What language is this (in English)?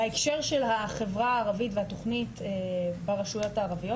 Hebrew